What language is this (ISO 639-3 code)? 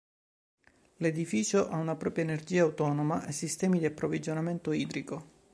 ita